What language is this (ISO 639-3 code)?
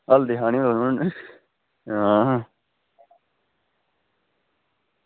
doi